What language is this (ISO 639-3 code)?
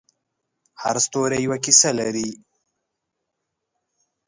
pus